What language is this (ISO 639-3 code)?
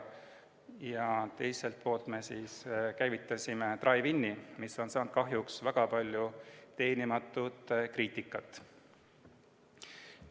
est